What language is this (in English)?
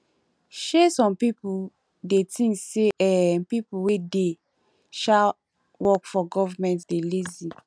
Nigerian Pidgin